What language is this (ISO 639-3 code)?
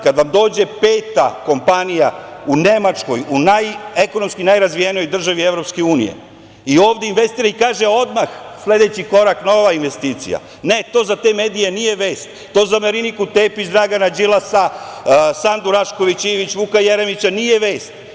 srp